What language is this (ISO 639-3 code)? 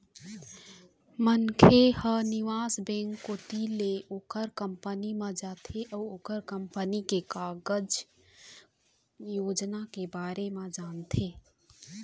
hne